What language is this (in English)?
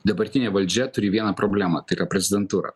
Lithuanian